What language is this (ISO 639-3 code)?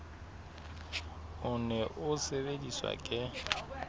sot